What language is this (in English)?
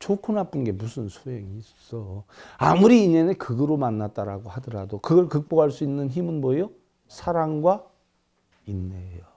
Korean